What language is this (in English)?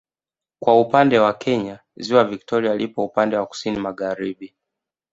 Swahili